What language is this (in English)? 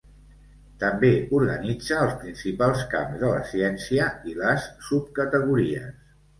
Catalan